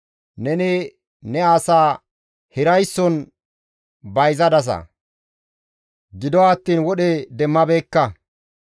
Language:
Gamo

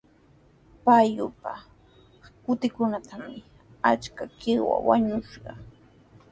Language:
Sihuas Ancash Quechua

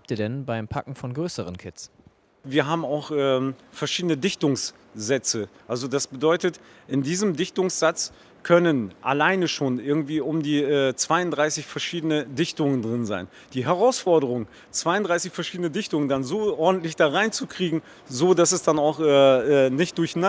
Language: German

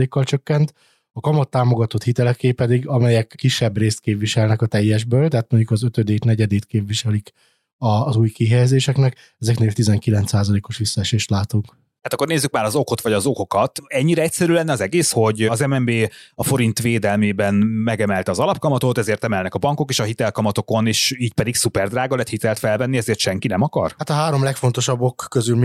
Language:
Hungarian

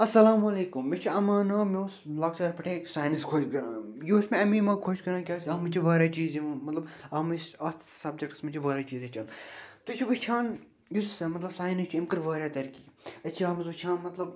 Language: Kashmiri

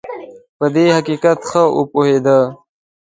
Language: Pashto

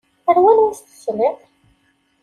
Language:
Kabyle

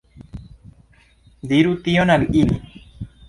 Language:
Esperanto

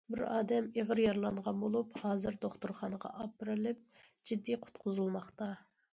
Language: Uyghur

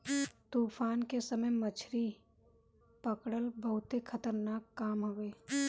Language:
Bhojpuri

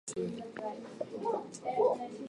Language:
Japanese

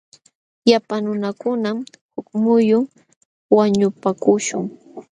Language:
Jauja Wanca Quechua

